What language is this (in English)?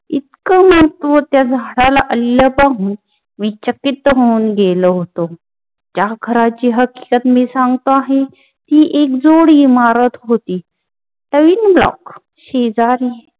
Marathi